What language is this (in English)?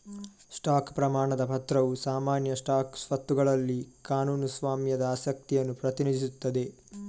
Kannada